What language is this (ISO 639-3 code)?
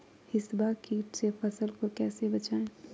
mag